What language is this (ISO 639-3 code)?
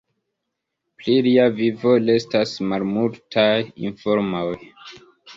epo